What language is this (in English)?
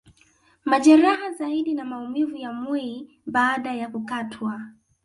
Swahili